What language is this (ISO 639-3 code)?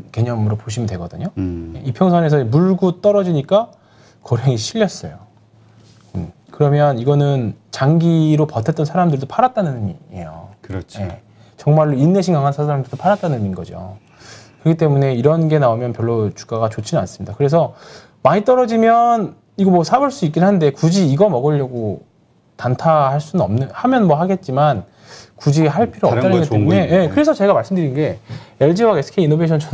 kor